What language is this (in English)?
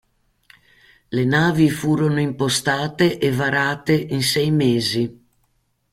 Italian